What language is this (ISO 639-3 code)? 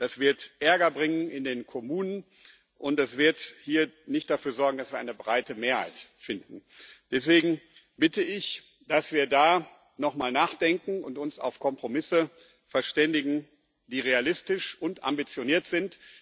deu